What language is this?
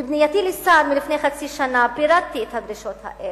Hebrew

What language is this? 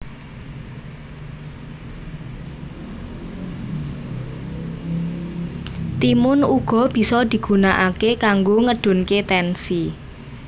Javanese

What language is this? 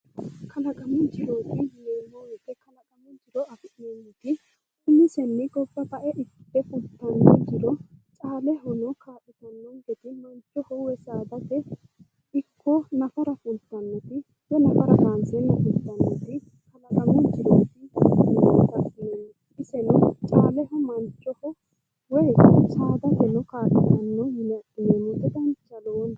Sidamo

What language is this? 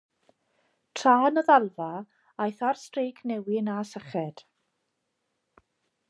Welsh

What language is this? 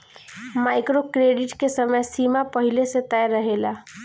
Bhojpuri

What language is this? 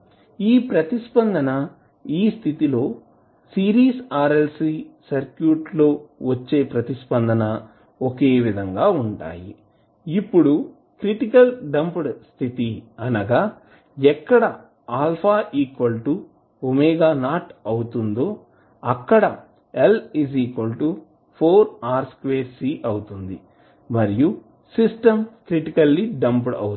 Telugu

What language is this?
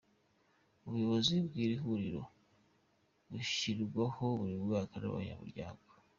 Kinyarwanda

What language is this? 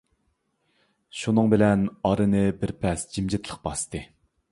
Uyghur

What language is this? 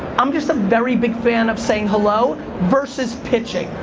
English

